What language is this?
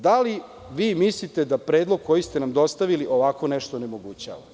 Serbian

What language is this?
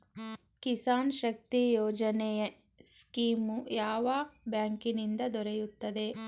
Kannada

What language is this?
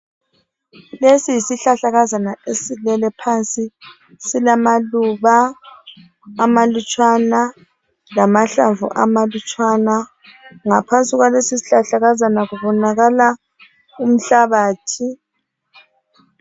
North Ndebele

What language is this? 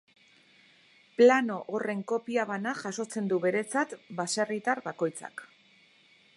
Basque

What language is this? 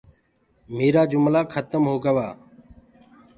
Gurgula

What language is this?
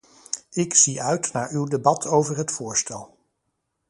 Dutch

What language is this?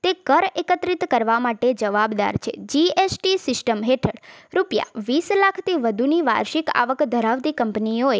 Gujarati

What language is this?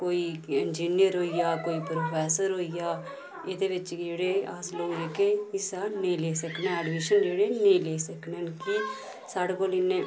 Dogri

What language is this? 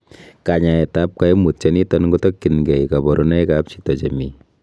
Kalenjin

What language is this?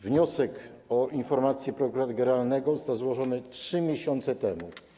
Polish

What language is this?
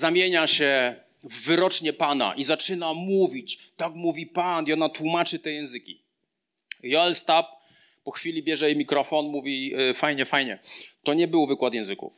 Polish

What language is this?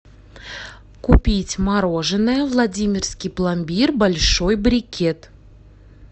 Russian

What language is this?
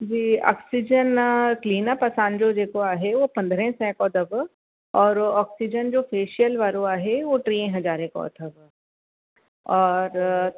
Sindhi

